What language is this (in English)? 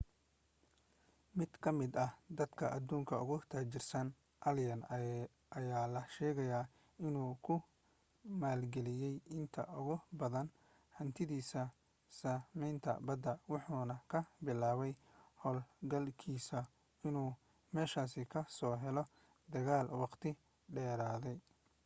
Somali